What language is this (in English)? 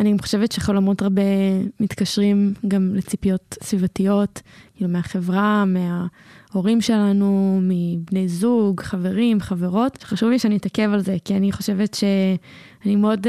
Hebrew